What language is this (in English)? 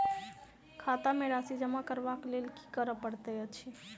Maithili